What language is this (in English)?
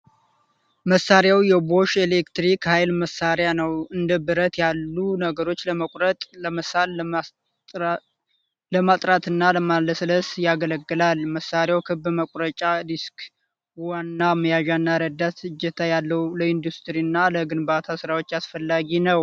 Amharic